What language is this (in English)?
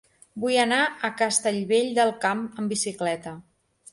Catalan